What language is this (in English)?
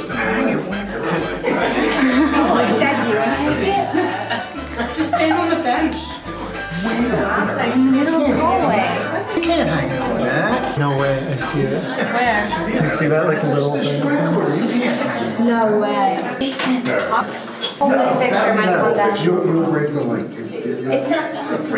English